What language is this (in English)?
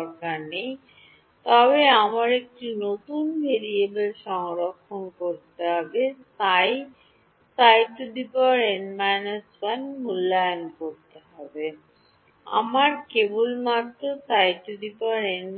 Bangla